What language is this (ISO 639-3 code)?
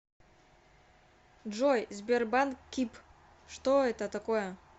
rus